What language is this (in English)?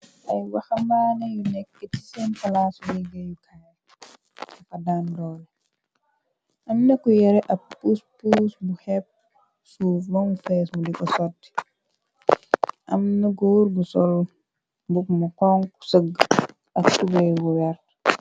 Wolof